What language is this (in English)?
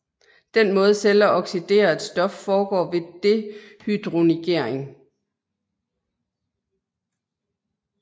Danish